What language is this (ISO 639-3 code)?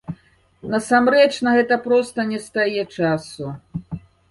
bel